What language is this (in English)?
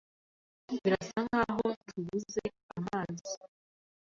Kinyarwanda